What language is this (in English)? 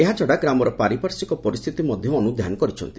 Odia